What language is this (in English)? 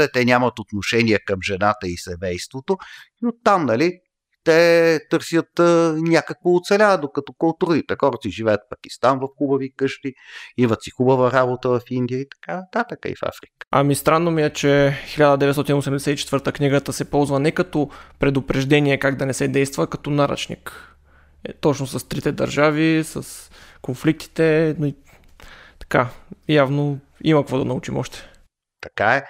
Bulgarian